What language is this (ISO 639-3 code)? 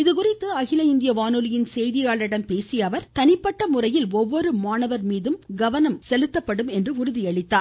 tam